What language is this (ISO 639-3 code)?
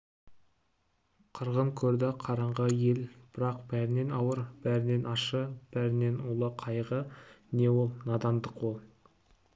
kaz